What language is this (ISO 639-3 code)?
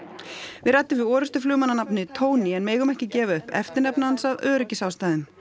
isl